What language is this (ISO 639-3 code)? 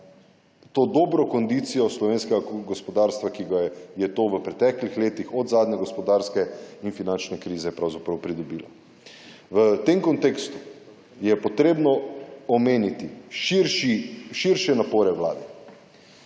slv